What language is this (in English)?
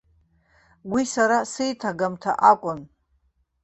Abkhazian